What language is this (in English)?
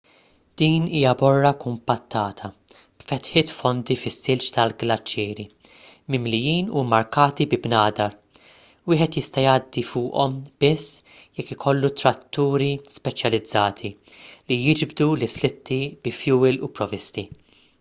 Maltese